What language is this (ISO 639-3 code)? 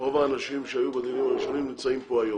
heb